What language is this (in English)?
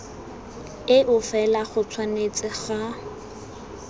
Tswana